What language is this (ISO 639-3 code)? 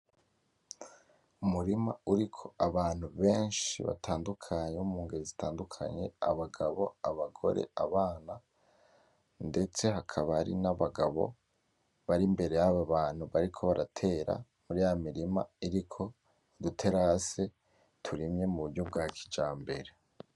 run